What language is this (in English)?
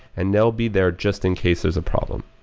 English